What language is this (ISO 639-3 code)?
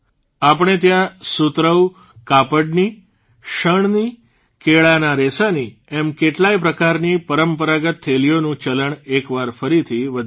guj